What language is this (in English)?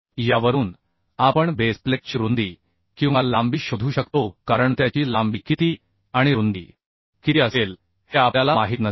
Marathi